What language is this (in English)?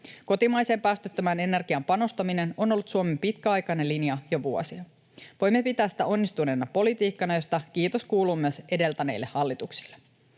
Finnish